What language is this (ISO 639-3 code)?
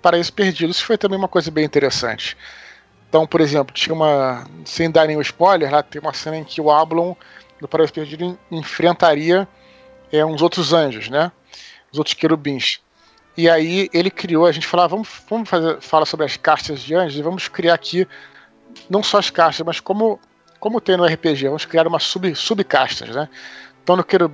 por